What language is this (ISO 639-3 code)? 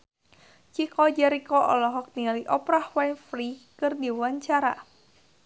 sun